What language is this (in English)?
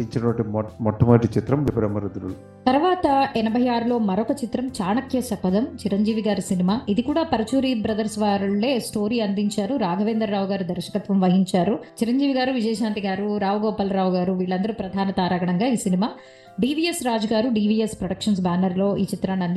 Telugu